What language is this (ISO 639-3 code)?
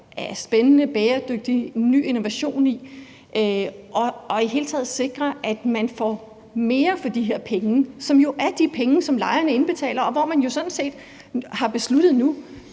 dan